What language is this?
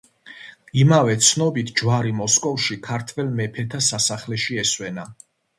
Georgian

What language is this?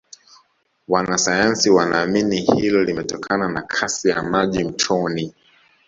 Swahili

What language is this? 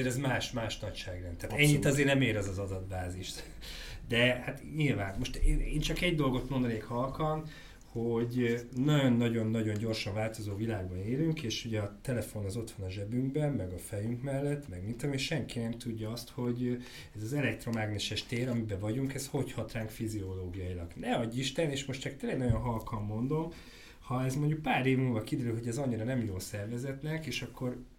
Hungarian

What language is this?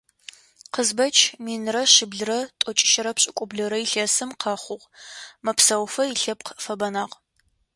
Adyghe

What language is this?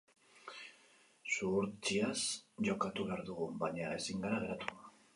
Basque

